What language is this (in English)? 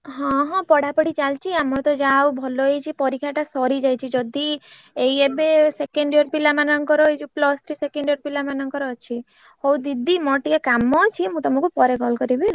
Odia